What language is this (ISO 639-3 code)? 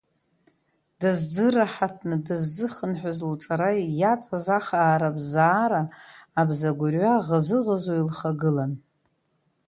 abk